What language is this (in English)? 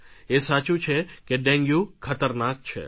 Gujarati